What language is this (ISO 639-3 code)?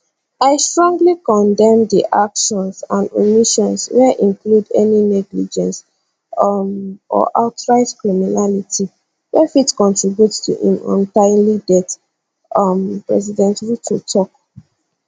pcm